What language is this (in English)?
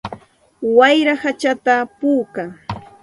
Santa Ana de Tusi Pasco Quechua